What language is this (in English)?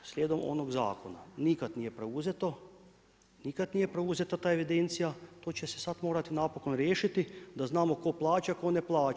Croatian